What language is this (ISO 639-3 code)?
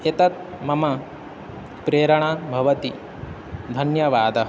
san